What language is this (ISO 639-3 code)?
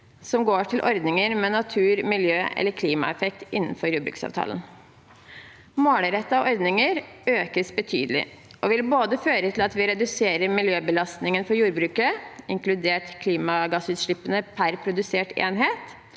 nor